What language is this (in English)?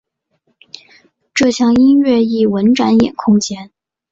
Chinese